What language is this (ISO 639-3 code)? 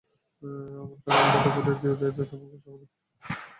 ben